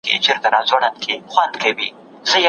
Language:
Pashto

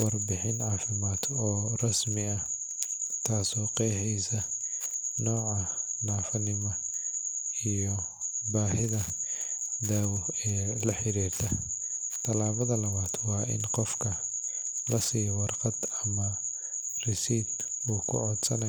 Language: Somali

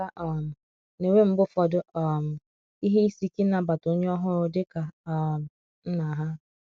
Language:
Igbo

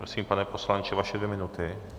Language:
Czech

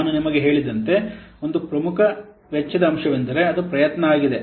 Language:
Kannada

